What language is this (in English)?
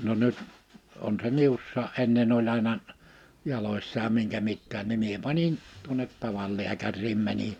Finnish